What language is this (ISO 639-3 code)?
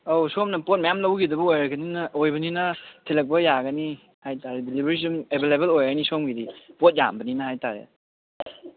mni